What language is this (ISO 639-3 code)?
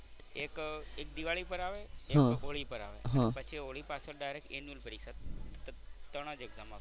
guj